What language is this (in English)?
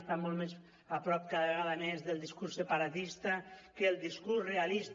Catalan